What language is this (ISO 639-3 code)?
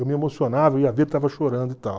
por